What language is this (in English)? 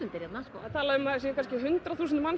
Icelandic